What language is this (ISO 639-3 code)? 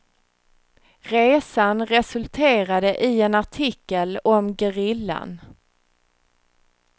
swe